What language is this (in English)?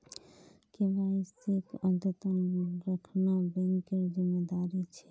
Magahi